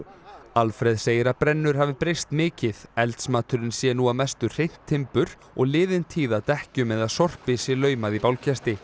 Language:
Icelandic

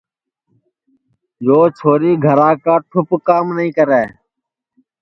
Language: Sansi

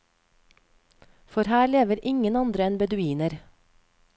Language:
Norwegian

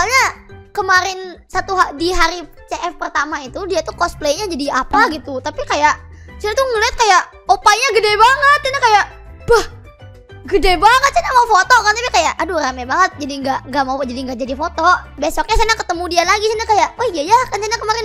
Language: Indonesian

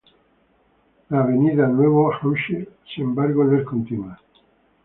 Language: Spanish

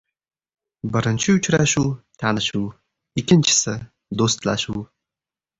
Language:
Uzbek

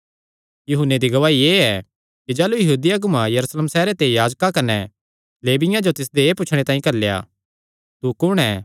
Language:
Kangri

